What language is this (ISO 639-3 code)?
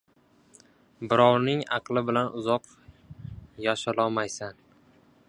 uzb